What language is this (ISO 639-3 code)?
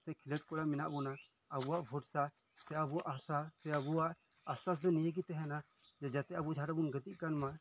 sat